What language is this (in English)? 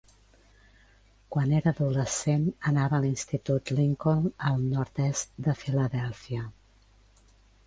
Catalan